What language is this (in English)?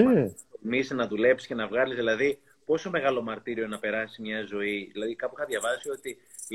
Greek